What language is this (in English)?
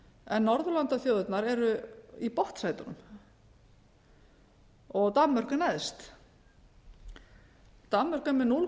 Icelandic